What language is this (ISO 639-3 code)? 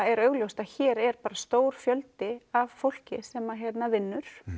isl